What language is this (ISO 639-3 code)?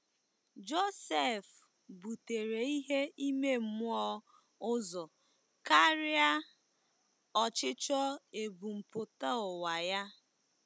ibo